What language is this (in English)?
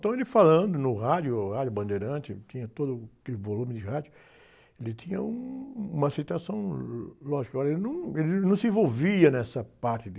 Portuguese